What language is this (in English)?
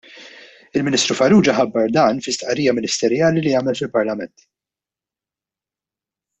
Maltese